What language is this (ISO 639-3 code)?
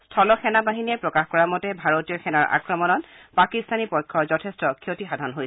asm